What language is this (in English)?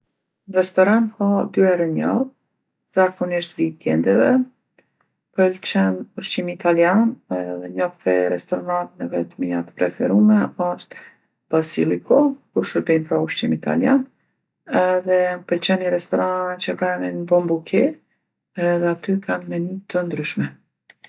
Gheg Albanian